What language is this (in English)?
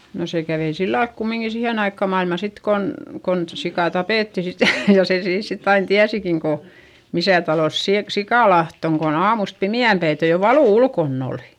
Finnish